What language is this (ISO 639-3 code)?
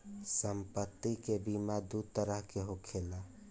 bho